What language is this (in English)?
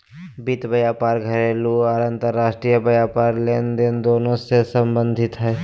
Magahi